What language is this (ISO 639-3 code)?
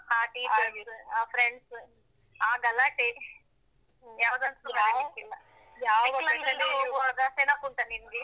kan